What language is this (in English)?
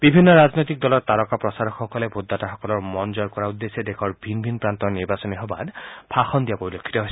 Assamese